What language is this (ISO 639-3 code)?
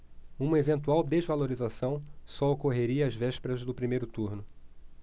por